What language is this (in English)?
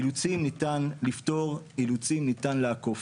Hebrew